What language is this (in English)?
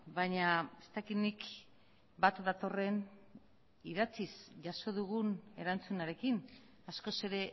Basque